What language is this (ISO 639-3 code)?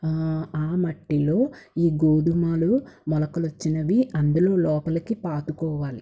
tel